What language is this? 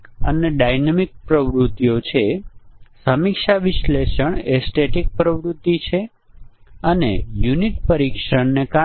Gujarati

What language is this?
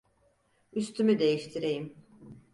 Turkish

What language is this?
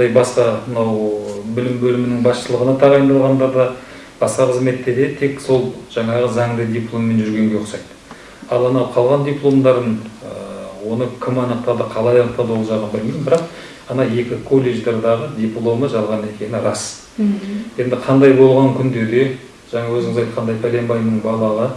Kazakh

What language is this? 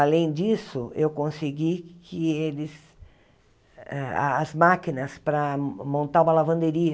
Portuguese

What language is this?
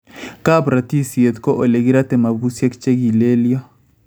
Kalenjin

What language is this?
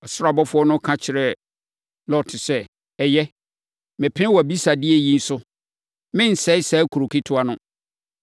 Akan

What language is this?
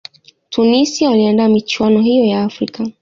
Swahili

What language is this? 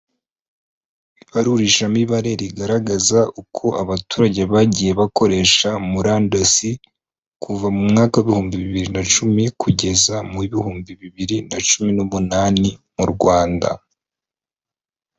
Kinyarwanda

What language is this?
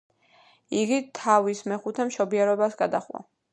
Georgian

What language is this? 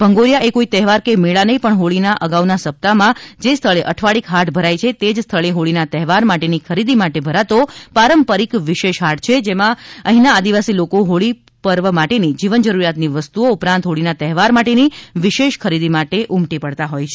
Gujarati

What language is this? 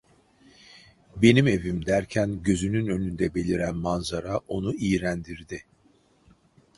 Turkish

